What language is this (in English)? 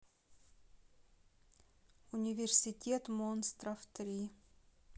Russian